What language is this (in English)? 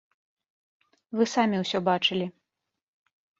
Belarusian